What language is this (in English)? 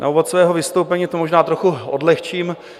Czech